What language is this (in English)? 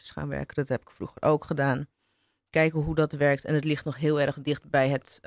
Dutch